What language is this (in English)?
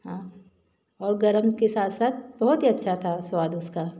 Hindi